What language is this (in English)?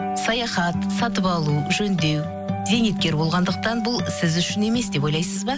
Kazakh